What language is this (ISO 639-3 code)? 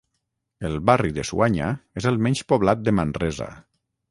cat